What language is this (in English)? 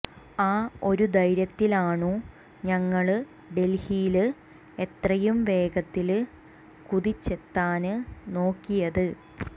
Malayalam